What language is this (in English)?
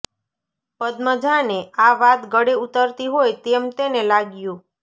Gujarati